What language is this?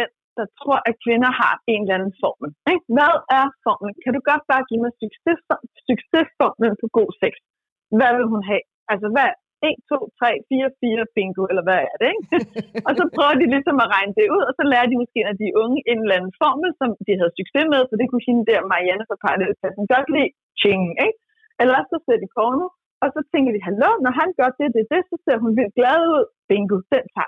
Danish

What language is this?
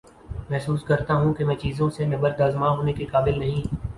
Urdu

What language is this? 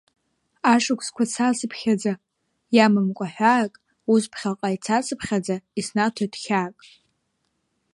Abkhazian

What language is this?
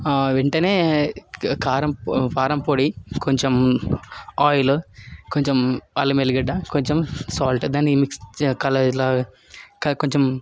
Telugu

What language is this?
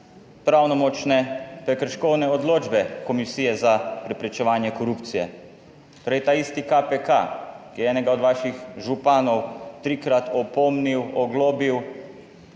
Slovenian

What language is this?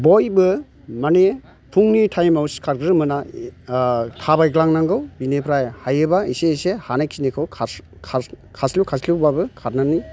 Bodo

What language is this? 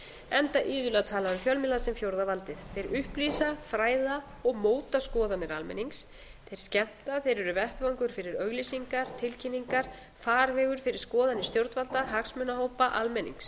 Icelandic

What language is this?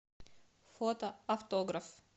Russian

